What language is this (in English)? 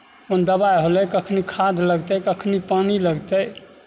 Maithili